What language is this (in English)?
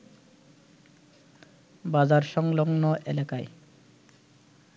Bangla